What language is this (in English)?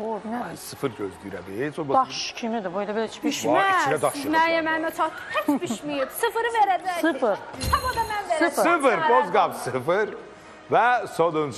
Turkish